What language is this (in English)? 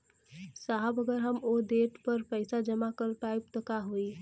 Bhojpuri